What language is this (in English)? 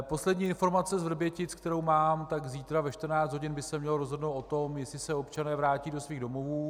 Czech